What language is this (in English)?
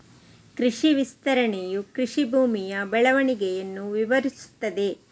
Kannada